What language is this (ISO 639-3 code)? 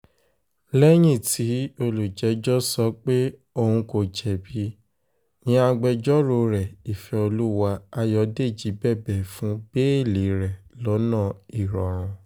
yor